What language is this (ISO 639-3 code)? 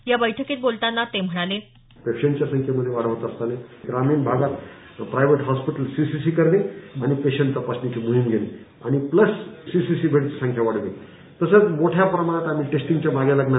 mar